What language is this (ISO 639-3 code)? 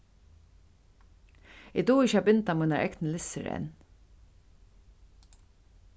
fao